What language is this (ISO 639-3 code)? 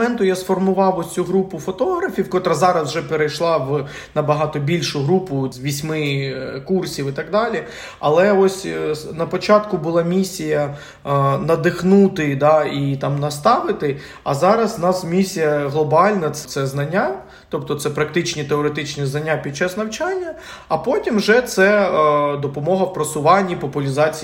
ukr